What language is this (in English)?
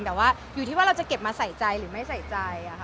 Thai